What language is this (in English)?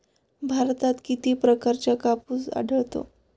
Marathi